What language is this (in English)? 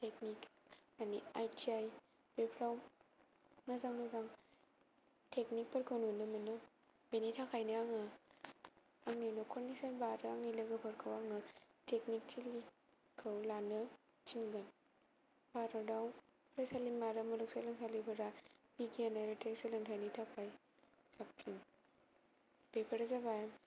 Bodo